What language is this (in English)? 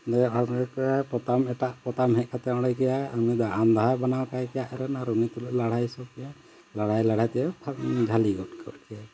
Santali